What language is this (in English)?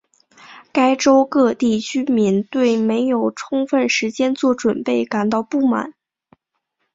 Chinese